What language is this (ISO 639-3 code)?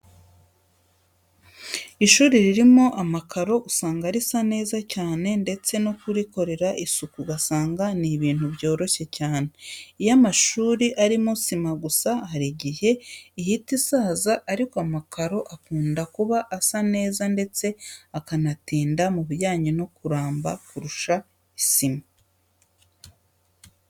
kin